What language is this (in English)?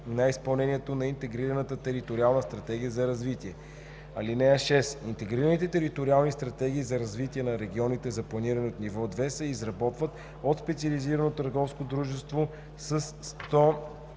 Bulgarian